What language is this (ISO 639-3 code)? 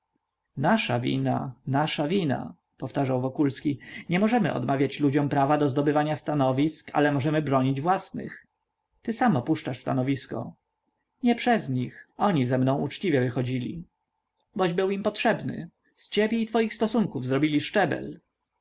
pol